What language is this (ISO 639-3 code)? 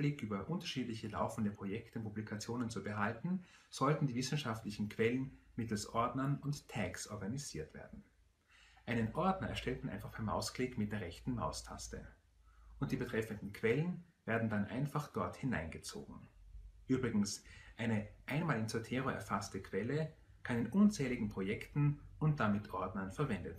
deu